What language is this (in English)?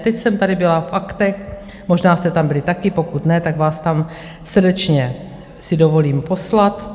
Czech